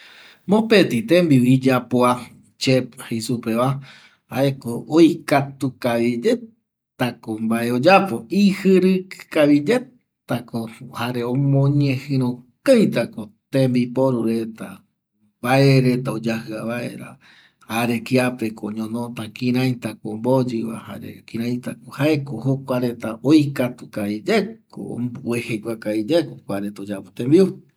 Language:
Eastern Bolivian Guaraní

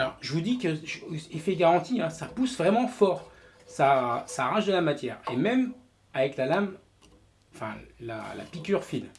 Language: French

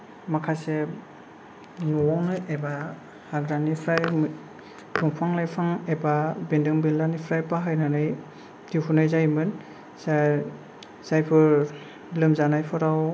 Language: Bodo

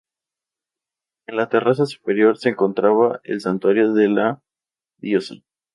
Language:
Spanish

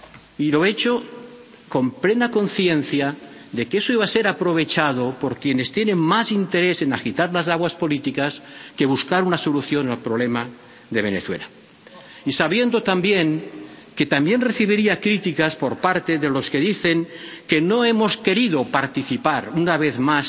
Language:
Spanish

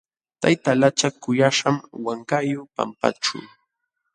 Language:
Jauja Wanca Quechua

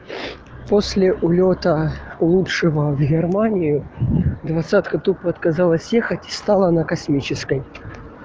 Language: Russian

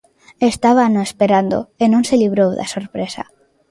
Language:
Galician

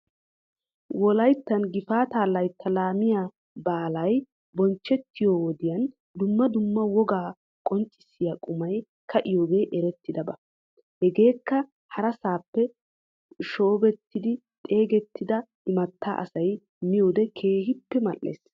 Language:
Wolaytta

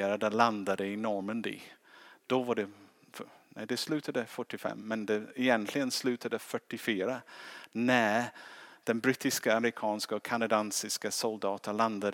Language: Swedish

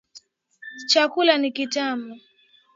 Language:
Swahili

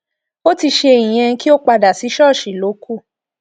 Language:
Yoruba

